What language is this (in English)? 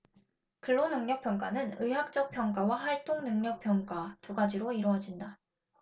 Korean